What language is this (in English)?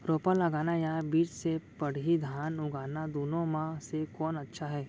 Chhattisgarhi